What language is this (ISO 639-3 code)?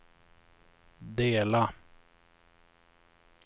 swe